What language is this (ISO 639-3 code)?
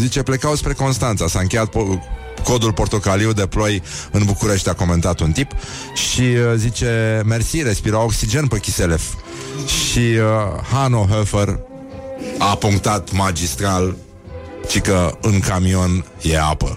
ron